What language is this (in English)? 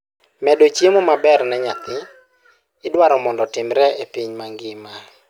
Luo (Kenya and Tanzania)